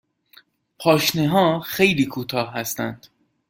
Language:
Persian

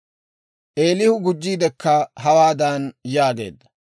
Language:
Dawro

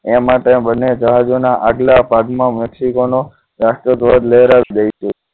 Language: Gujarati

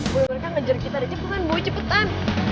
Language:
Indonesian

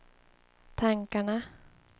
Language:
Swedish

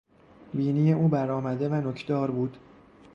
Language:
Persian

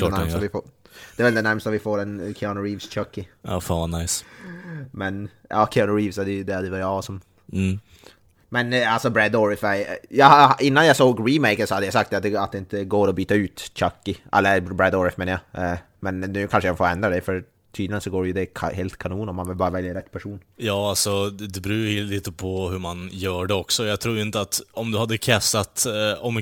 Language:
Swedish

